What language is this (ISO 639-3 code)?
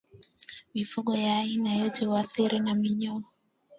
swa